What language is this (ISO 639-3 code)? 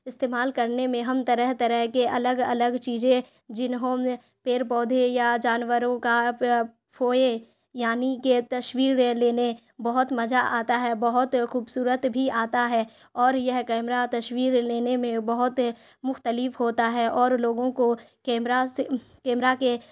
urd